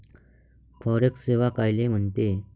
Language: Marathi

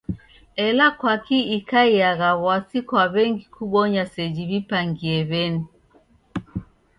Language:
Taita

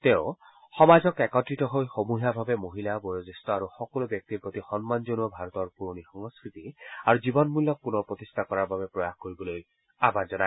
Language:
Assamese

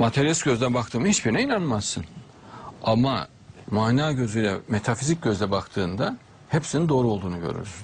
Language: Turkish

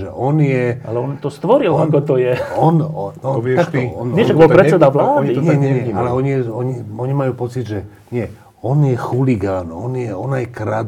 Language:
Slovak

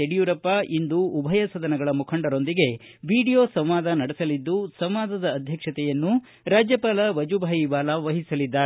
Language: Kannada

